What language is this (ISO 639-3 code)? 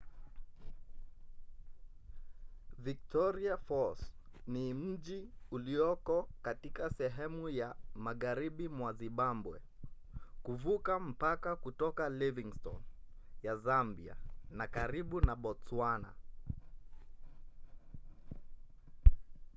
swa